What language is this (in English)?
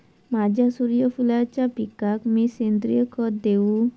Marathi